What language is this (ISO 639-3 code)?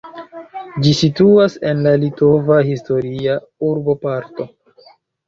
epo